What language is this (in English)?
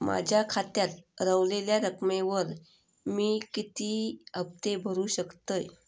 Marathi